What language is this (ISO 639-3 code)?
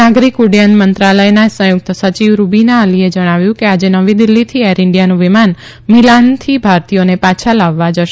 guj